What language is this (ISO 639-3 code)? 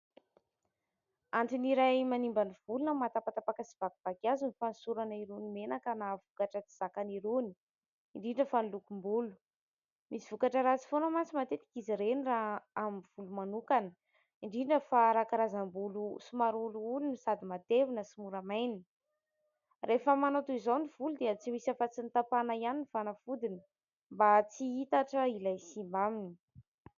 mlg